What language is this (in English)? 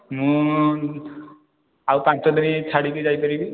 Odia